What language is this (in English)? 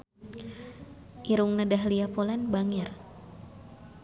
Sundanese